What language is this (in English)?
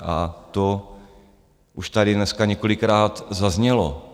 Czech